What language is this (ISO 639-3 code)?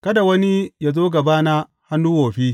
hau